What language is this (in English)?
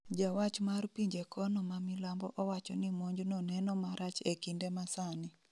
Luo (Kenya and Tanzania)